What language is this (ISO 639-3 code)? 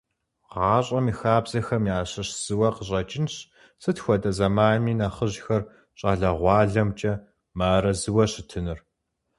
kbd